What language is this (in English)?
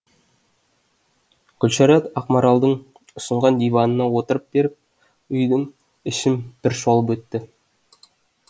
Kazakh